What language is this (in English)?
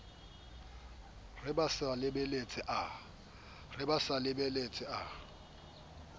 Southern Sotho